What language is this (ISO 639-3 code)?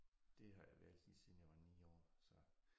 dan